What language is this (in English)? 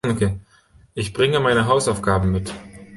German